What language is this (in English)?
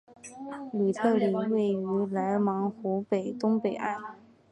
Chinese